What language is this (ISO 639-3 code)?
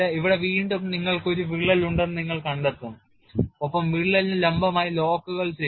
mal